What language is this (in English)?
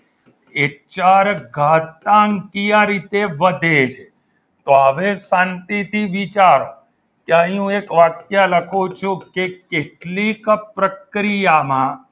Gujarati